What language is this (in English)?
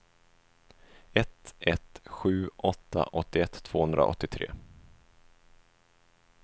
Swedish